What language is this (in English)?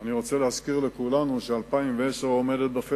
Hebrew